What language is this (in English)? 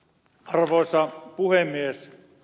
Finnish